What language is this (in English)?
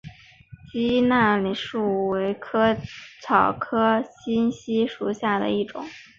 Chinese